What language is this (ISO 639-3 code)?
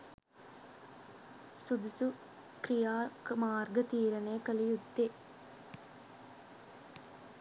sin